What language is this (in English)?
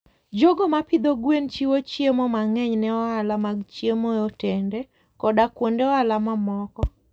Luo (Kenya and Tanzania)